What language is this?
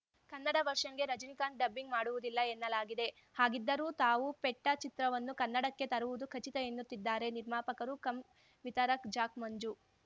Kannada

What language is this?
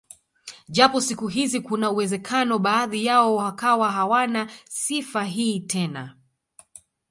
Swahili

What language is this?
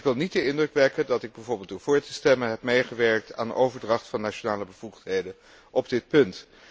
Dutch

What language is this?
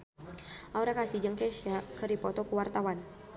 Sundanese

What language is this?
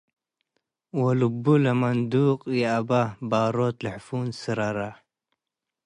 Tigre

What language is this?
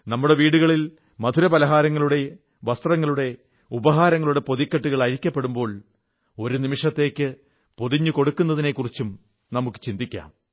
Malayalam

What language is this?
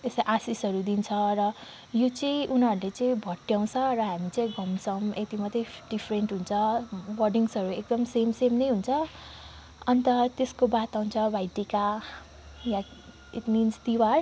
Nepali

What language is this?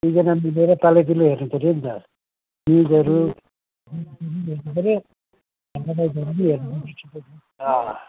Nepali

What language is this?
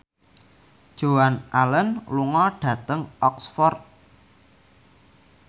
Javanese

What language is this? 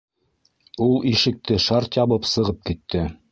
Bashkir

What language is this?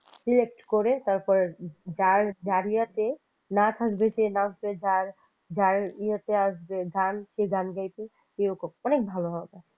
Bangla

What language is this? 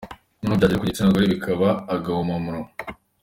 Kinyarwanda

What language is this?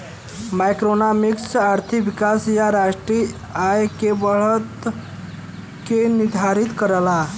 Bhojpuri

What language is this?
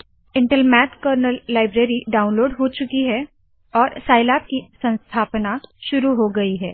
Hindi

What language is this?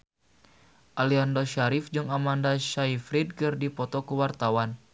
Sundanese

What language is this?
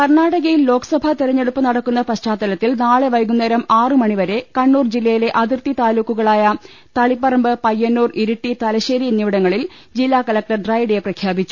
Malayalam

